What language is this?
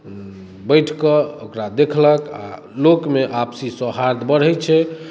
Maithili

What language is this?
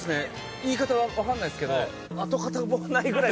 Japanese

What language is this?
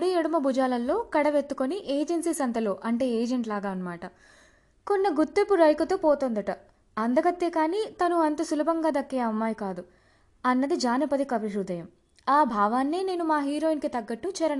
Telugu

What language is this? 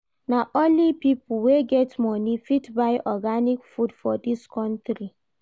Nigerian Pidgin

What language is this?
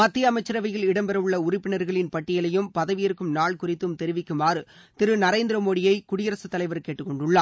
Tamil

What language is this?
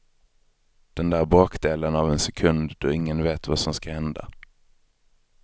Swedish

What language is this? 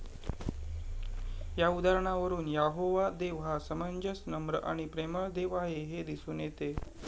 Marathi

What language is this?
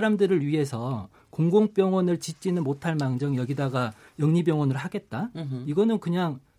Korean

